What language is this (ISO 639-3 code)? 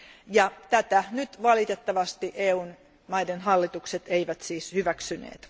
fin